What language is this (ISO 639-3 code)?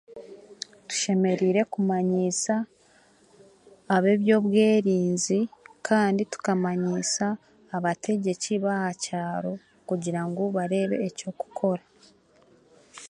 cgg